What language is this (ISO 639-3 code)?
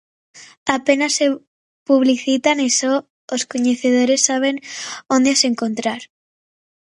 glg